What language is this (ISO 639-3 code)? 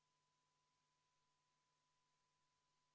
est